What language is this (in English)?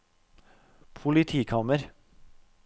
Norwegian